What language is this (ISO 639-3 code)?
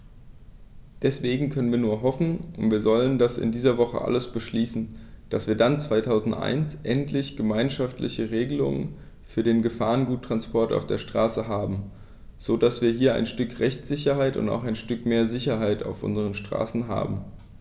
deu